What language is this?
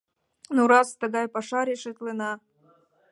Mari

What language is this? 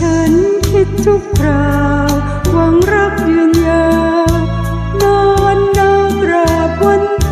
Thai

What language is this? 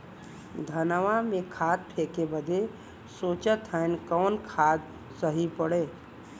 Bhojpuri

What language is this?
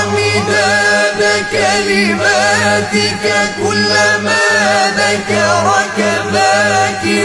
Arabic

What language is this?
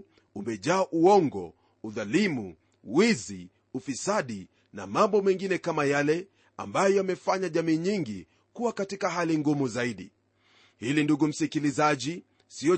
Swahili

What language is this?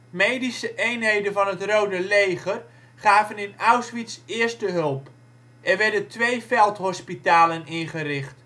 Dutch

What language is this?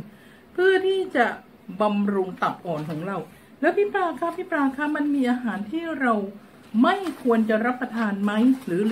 Thai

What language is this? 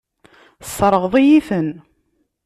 Kabyle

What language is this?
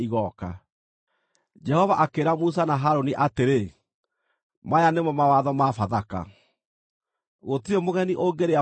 Kikuyu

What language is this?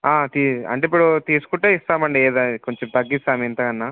Telugu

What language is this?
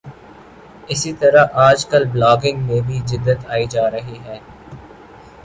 Urdu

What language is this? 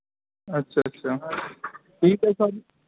Urdu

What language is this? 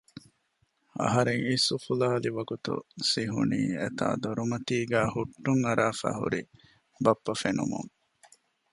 Divehi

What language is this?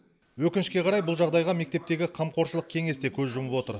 Kazakh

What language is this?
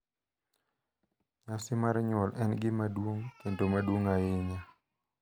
Luo (Kenya and Tanzania)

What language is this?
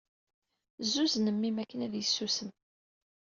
Kabyle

